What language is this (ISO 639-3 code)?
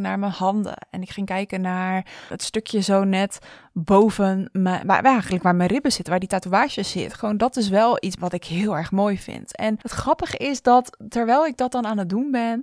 nld